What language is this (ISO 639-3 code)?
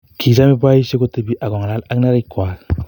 kln